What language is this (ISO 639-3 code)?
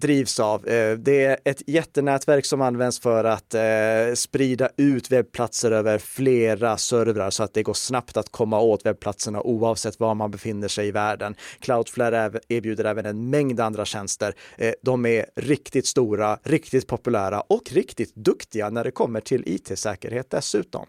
swe